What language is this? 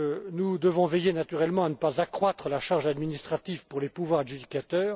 French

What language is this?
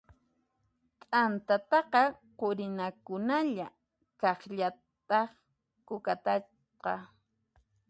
Puno Quechua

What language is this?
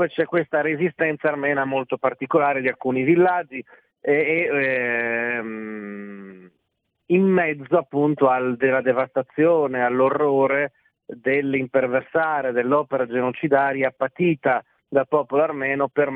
Italian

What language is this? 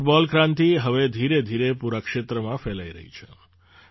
Gujarati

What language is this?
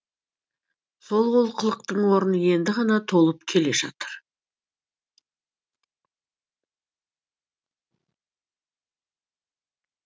Kazakh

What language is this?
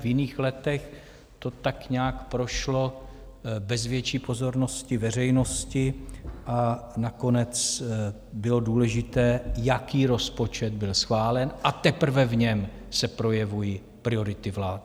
Czech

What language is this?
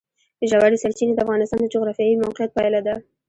Pashto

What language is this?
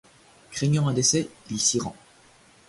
French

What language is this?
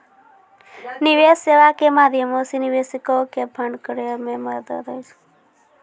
Maithili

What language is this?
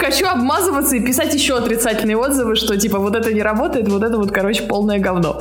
Russian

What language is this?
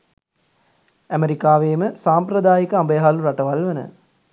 Sinhala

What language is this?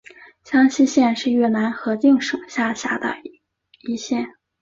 Chinese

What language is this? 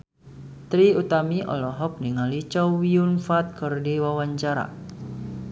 Sundanese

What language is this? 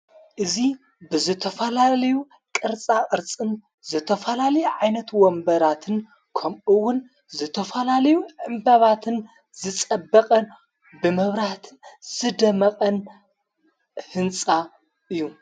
Tigrinya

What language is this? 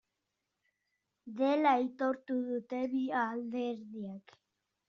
Basque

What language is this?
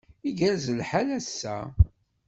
Kabyle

